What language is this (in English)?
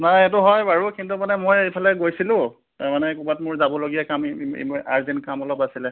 Assamese